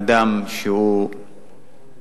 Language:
Hebrew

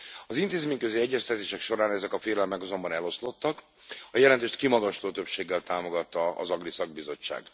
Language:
Hungarian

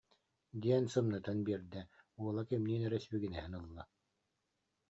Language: Yakut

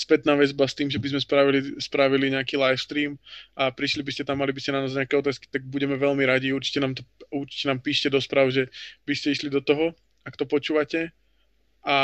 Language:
Slovak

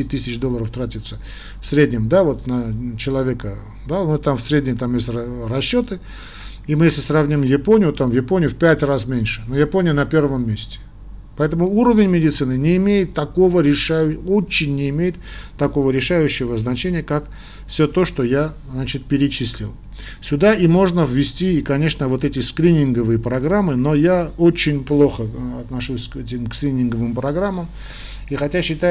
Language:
Russian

